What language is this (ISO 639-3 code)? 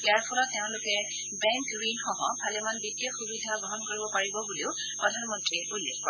asm